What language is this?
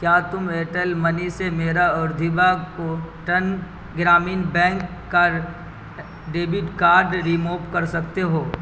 Urdu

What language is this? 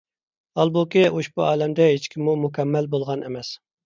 Uyghur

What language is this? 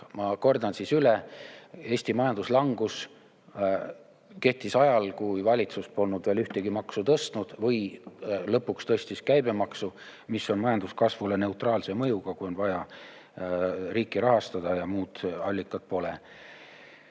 Estonian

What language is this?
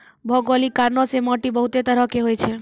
Maithili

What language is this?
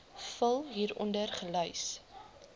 Afrikaans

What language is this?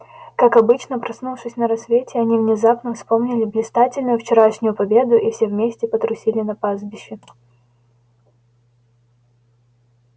Russian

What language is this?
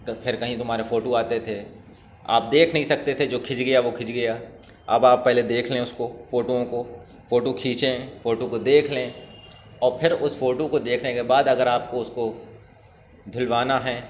Urdu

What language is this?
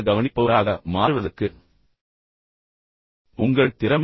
Tamil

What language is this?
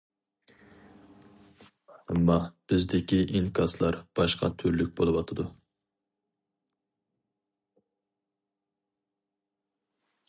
Uyghur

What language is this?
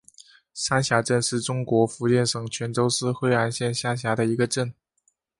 Chinese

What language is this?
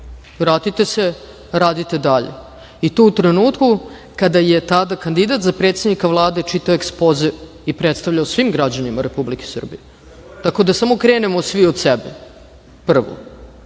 Serbian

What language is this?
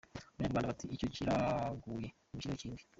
Kinyarwanda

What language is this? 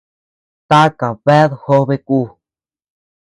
Tepeuxila Cuicatec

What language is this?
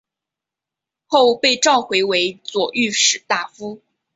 Chinese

